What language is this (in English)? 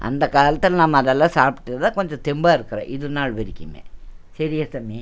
Tamil